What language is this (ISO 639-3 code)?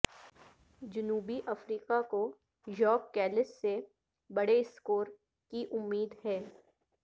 urd